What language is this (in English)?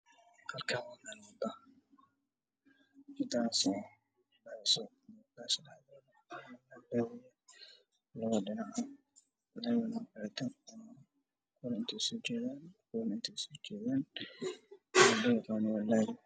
Somali